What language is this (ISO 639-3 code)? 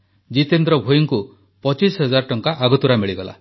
ori